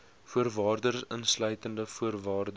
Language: Afrikaans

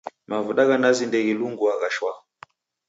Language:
Taita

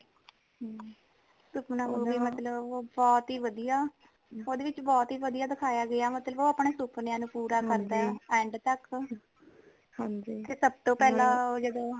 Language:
Punjabi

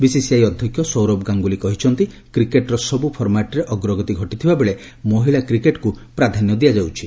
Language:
Odia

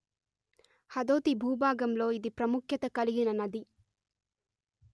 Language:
Telugu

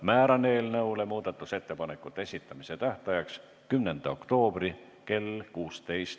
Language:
Estonian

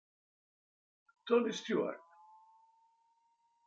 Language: Italian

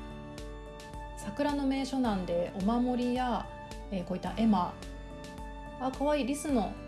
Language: Japanese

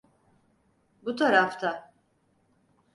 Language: Turkish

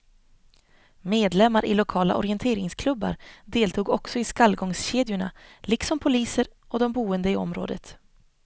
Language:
Swedish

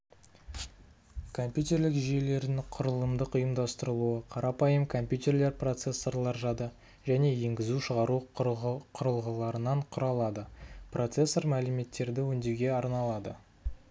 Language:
Kazakh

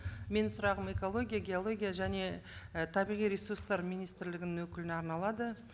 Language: Kazakh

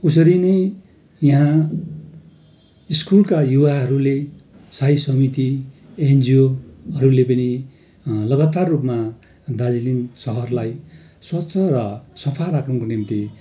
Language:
Nepali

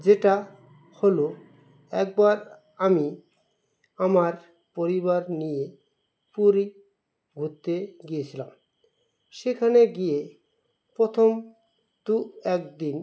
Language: Bangla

